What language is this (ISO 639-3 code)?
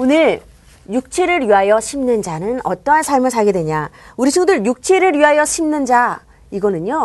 kor